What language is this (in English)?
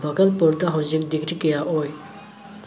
Manipuri